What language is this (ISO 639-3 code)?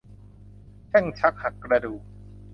tha